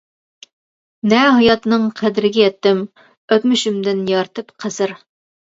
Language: Uyghur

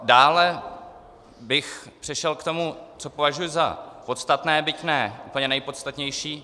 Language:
Czech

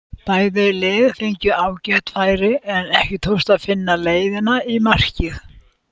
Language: Icelandic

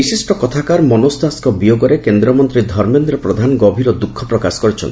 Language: Odia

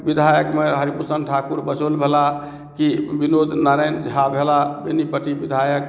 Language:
Maithili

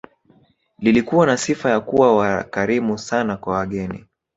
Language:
Swahili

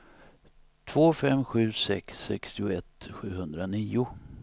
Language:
Swedish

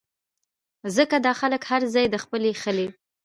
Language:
Pashto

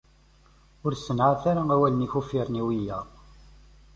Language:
Kabyle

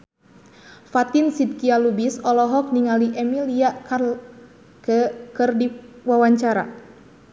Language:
Sundanese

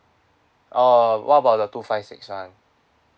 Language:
English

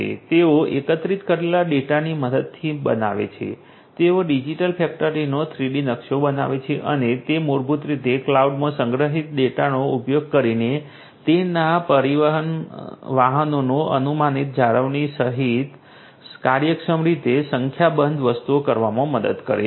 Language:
Gujarati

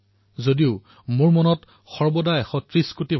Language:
Assamese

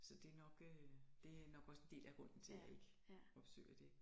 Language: Danish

